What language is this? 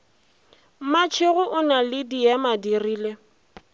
Northern Sotho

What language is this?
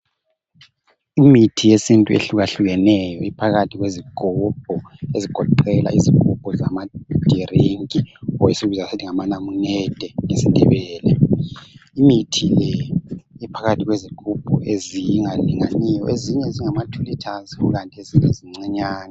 North Ndebele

